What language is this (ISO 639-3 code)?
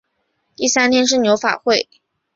zho